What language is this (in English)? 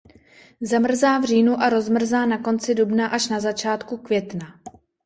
Czech